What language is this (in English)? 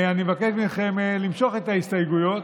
Hebrew